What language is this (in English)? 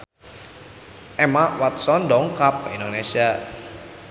Sundanese